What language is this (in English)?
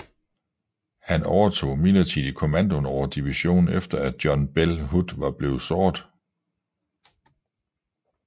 Danish